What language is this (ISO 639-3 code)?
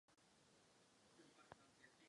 ces